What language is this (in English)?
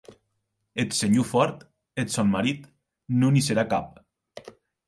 Occitan